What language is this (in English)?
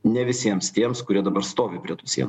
Lithuanian